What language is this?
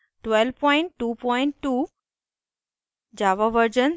Hindi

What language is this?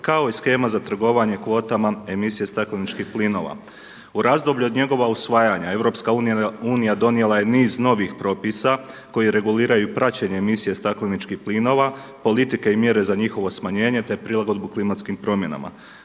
Croatian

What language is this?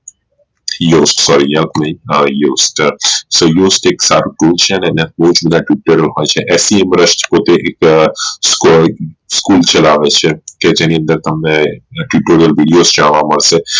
Gujarati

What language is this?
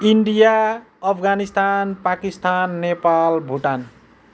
Nepali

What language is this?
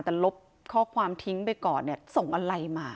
Thai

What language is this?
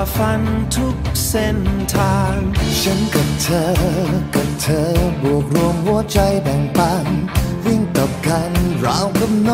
Thai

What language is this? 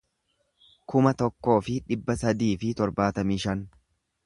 Oromo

